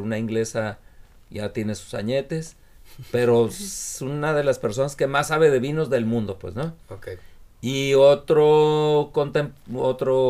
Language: Spanish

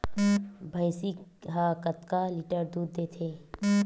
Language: Chhattisgarhi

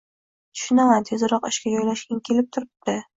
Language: Uzbek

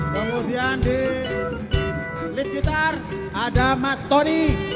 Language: Indonesian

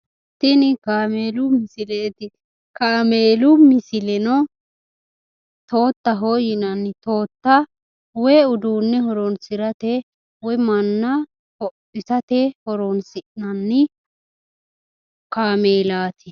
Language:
Sidamo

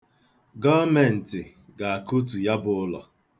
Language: Igbo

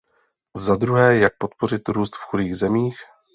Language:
Czech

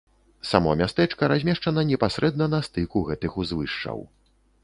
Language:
Belarusian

